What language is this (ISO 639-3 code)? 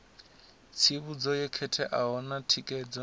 ven